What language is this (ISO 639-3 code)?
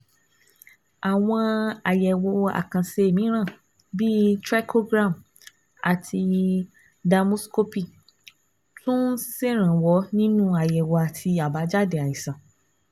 yor